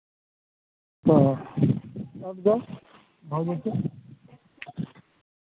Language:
Maithili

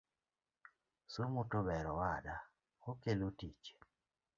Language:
Luo (Kenya and Tanzania)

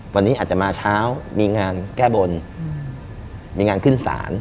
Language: Thai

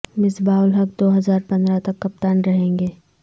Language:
Urdu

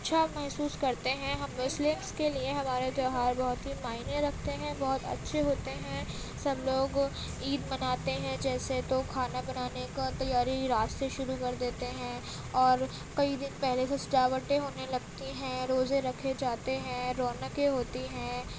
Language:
Urdu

